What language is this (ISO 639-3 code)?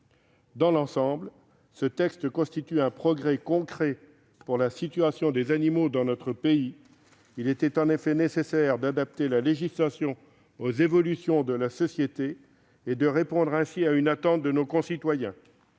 fra